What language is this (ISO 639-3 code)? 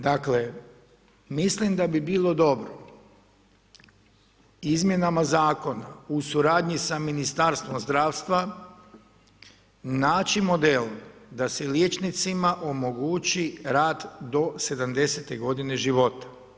hrv